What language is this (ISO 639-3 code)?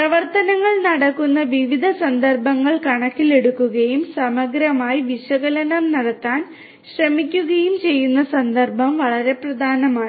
mal